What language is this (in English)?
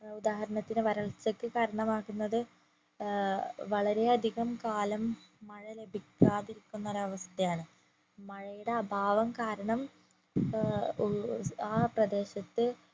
Malayalam